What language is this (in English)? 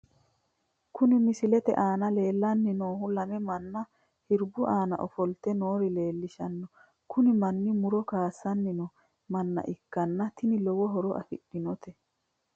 Sidamo